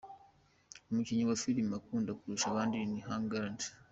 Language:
Kinyarwanda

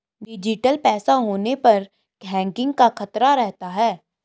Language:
Hindi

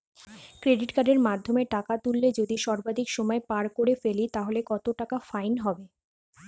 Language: Bangla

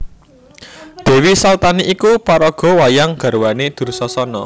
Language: Javanese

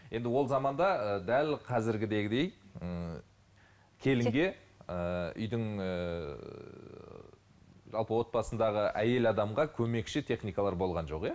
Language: Kazakh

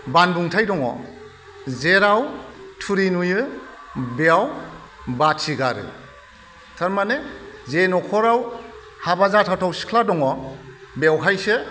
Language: Bodo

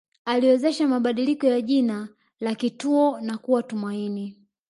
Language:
Swahili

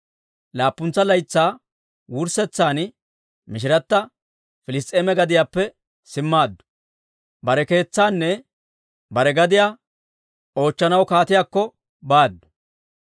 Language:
Dawro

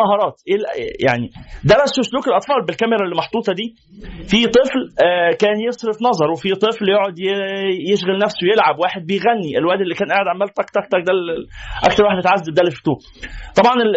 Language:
Arabic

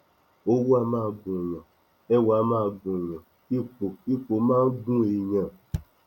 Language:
Yoruba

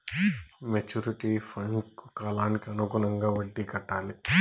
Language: Telugu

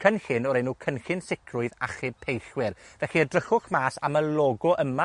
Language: Welsh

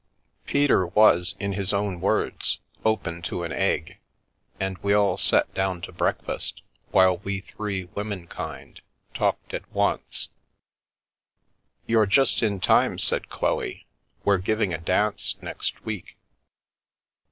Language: English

